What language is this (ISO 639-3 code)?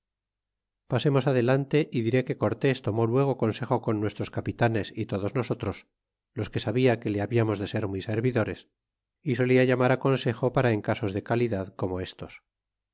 spa